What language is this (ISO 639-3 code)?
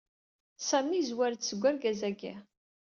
kab